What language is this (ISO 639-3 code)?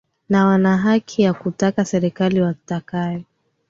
swa